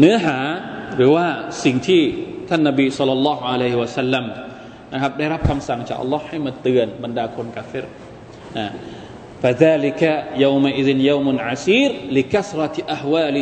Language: Thai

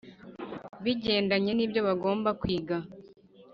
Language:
Kinyarwanda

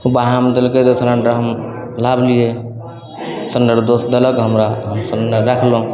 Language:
Maithili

